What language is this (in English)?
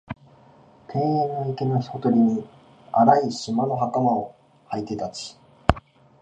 Japanese